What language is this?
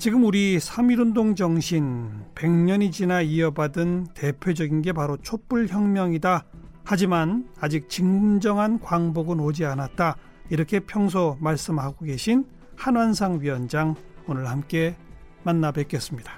Korean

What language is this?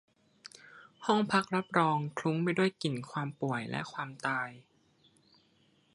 Thai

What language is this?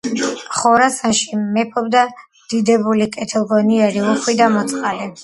Georgian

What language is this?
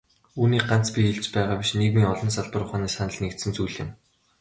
Mongolian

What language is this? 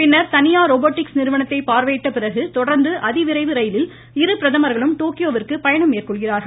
Tamil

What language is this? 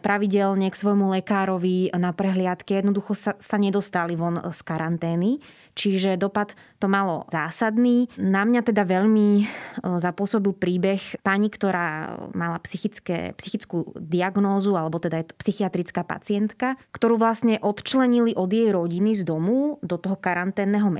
Slovak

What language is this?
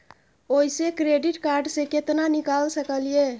Maithili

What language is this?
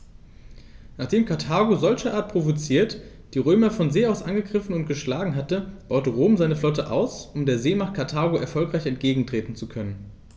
German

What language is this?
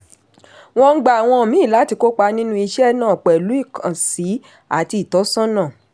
Yoruba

